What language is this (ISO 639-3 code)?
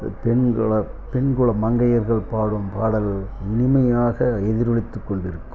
tam